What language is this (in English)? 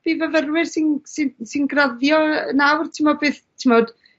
Welsh